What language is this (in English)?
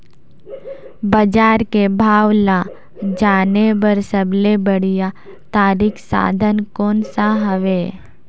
Chhattisgarhi